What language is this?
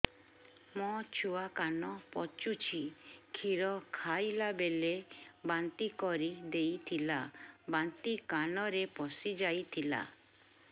Odia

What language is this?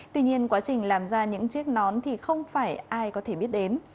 Vietnamese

